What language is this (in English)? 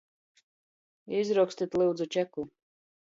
Latgalian